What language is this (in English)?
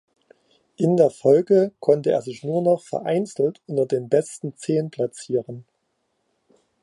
German